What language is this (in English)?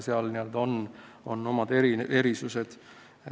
Estonian